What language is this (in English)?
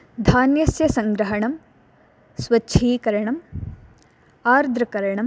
Sanskrit